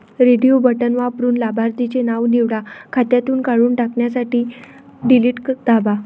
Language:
Marathi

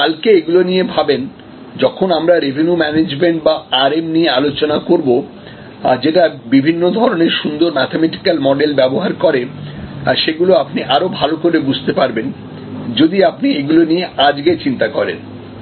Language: Bangla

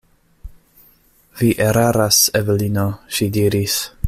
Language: Esperanto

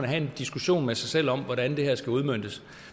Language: Danish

